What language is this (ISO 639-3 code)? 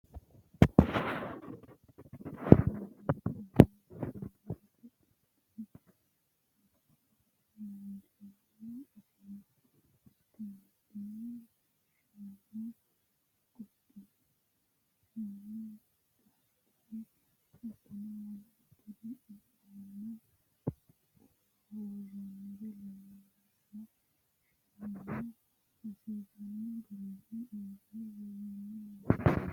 sid